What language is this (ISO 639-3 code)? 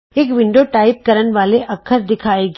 pan